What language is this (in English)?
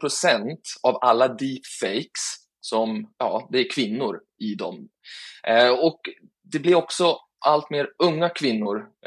Swedish